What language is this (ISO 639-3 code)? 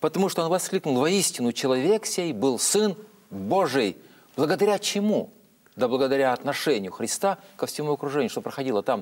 rus